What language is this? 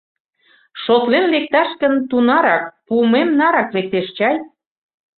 Mari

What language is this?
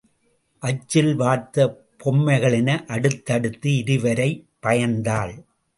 Tamil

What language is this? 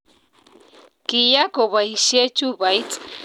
Kalenjin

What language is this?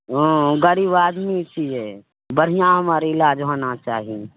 Maithili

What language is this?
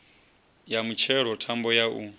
Venda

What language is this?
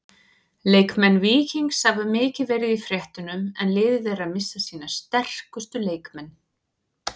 Icelandic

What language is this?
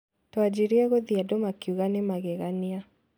Kikuyu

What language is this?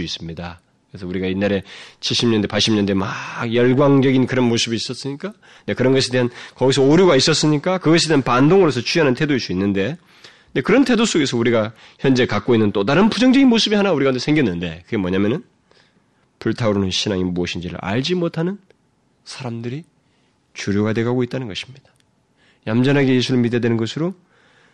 Korean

